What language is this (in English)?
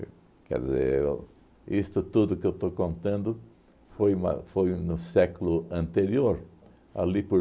Portuguese